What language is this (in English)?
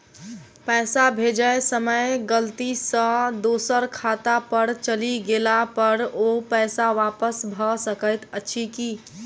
Maithili